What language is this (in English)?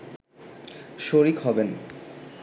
Bangla